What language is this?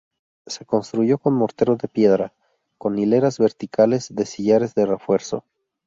Spanish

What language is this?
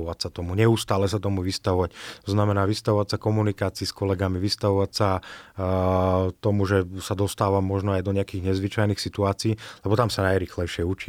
Slovak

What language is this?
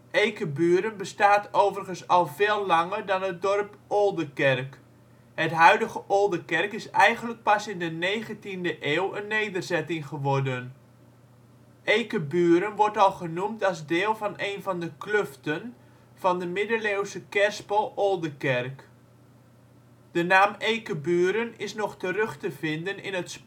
Dutch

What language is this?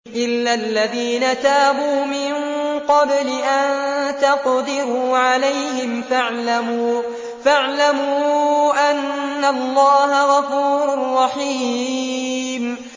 Arabic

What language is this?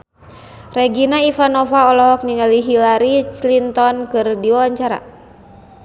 Sundanese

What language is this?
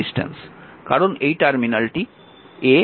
Bangla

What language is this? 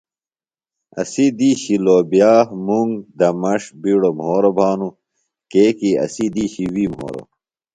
Phalura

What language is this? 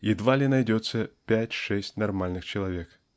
Russian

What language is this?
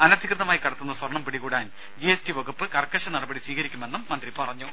Malayalam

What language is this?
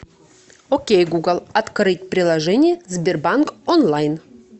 Russian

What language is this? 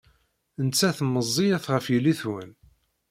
Kabyle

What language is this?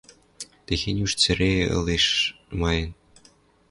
Western Mari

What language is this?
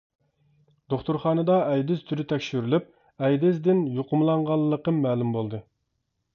Uyghur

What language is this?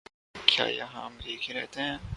Urdu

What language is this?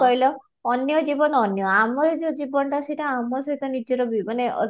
Odia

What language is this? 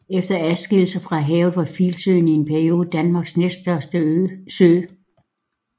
Danish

